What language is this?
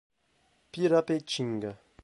Portuguese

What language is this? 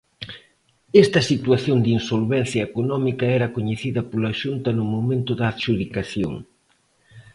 Galician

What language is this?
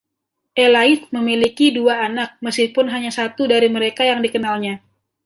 Indonesian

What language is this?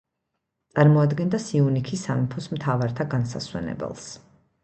Georgian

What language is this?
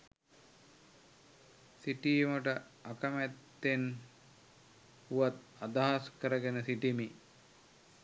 Sinhala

